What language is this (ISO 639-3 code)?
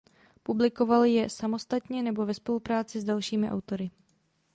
ces